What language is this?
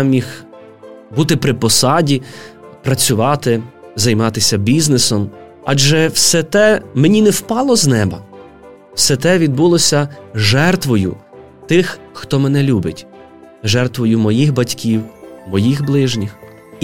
Ukrainian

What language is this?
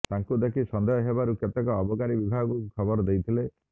Odia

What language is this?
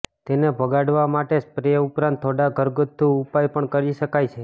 Gujarati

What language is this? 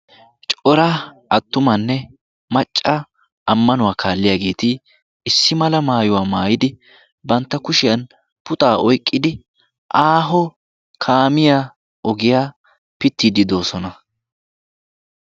Wolaytta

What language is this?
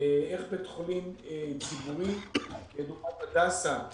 Hebrew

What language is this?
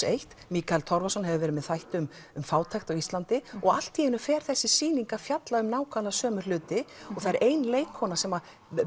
Icelandic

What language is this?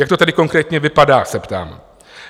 Czech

